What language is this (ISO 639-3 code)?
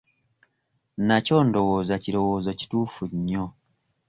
lug